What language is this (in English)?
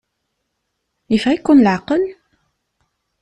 Kabyle